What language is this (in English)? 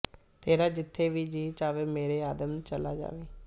Punjabi